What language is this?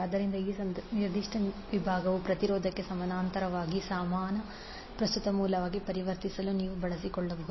Kannada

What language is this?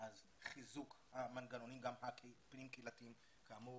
Hebrew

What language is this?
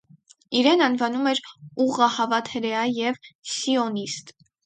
Armenian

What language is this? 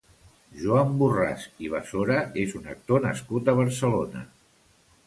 Catalan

